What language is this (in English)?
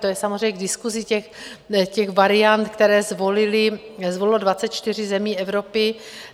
Czech